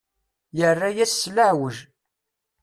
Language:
Kabyle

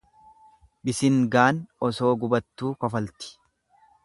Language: Oromo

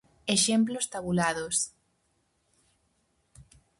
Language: Galician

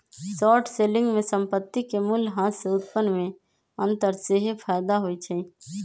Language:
Magahi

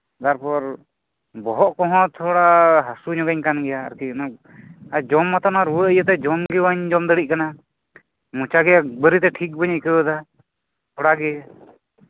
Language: Santali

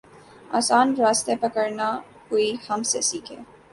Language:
Urdu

